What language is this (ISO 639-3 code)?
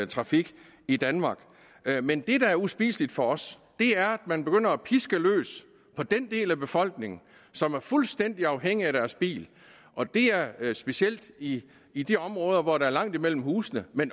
dan